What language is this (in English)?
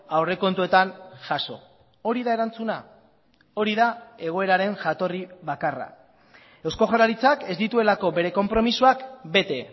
Basque